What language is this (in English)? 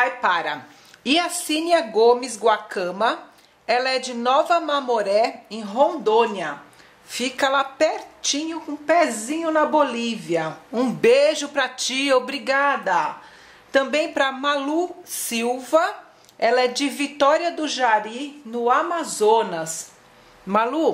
Portuguese